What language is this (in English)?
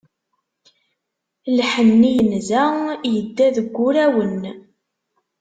Kabyle